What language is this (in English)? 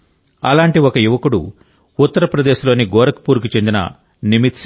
Telugu